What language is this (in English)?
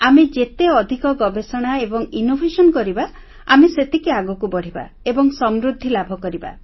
Odia